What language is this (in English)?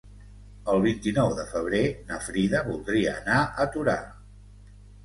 Catalan